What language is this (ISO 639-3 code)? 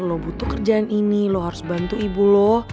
ind